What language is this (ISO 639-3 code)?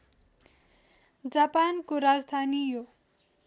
nep